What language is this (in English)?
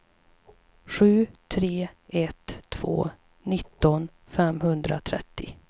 Swedish